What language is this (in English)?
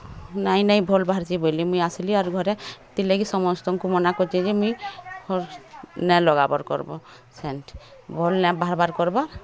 Odia